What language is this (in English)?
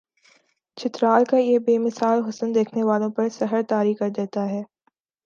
Urdu